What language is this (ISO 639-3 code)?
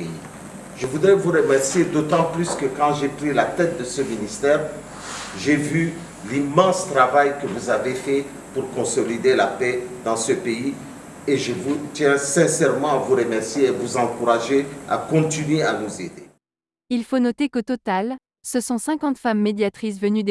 fra